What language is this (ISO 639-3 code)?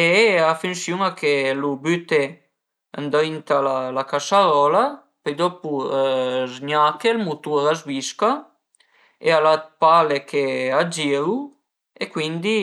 pms